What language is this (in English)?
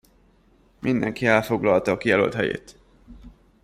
Hungarian